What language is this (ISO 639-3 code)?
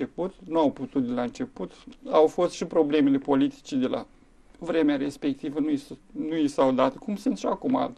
ron